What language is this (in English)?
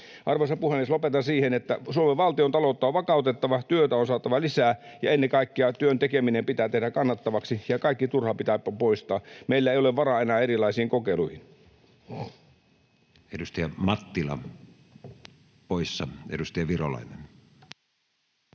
Finnish